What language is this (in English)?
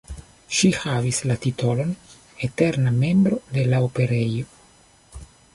Esperanto